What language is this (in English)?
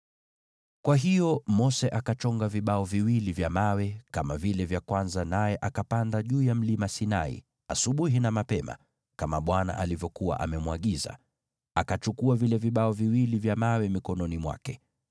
Swahili